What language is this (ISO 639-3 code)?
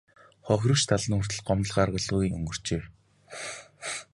mon